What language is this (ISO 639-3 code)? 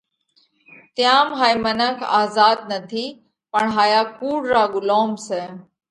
kvx